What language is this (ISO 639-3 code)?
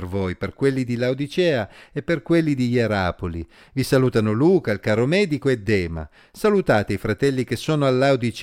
ita